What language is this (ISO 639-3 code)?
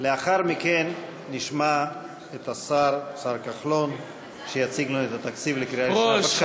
heb